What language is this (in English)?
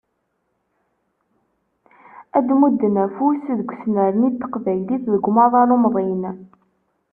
Kabyle